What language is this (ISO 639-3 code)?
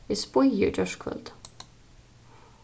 fao